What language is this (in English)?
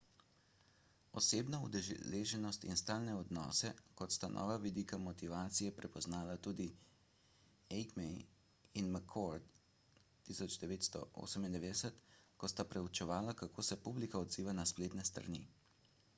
Slovenian